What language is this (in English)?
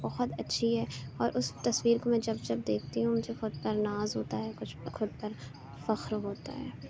Urdu